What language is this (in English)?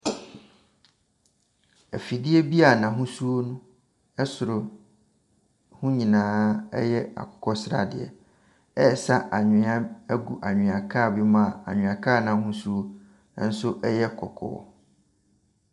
Akan